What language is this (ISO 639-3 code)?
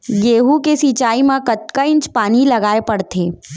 hne